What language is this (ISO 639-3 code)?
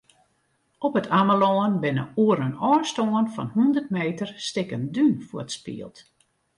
fry